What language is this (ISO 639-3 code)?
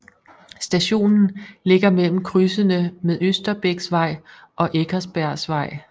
dan